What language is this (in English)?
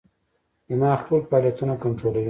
Pashto